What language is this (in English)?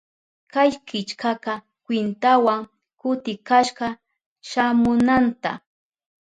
Southern Pastaza Quechua